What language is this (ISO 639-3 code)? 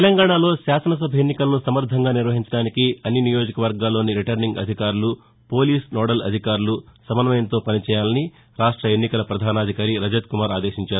tel